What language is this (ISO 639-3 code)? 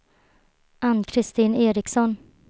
swe